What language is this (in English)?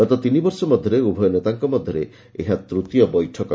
Odia